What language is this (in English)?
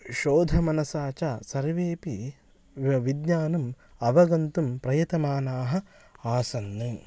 Sanskrit